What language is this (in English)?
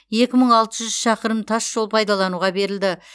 Kazakh